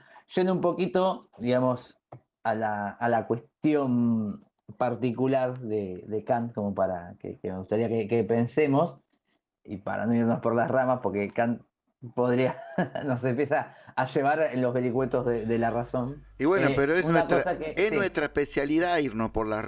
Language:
Spanish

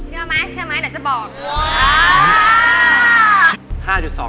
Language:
Thai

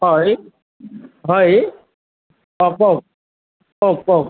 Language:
Assamese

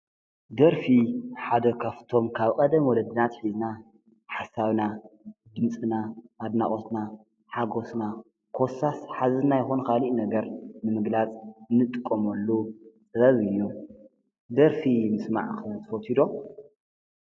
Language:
Tigrinya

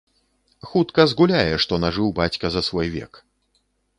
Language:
Belarusian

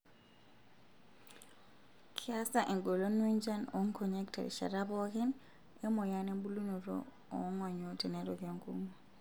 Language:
Masai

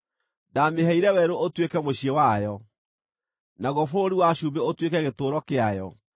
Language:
Kikuyu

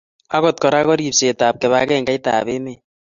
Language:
Kalenjin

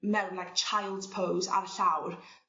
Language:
Welsh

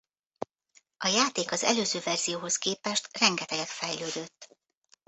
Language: Hungarian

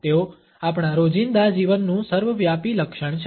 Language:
Gujarati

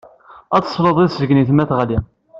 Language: Kabyle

